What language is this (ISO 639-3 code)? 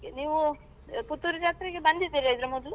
kan